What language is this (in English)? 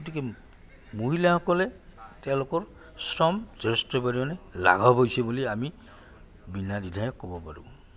Assamese